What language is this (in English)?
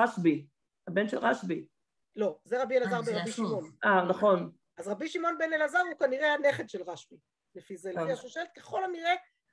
Hebrew